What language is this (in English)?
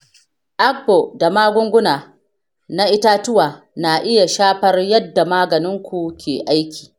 Hausa